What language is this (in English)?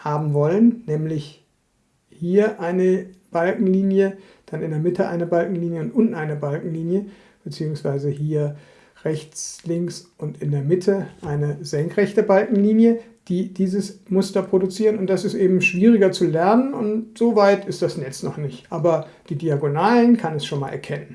German